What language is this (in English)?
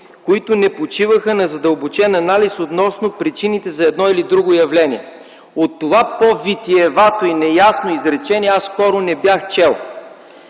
Bulgarian